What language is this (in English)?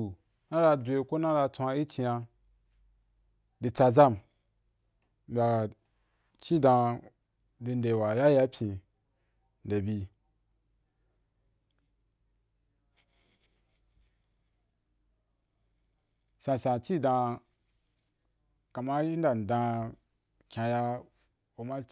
Wapan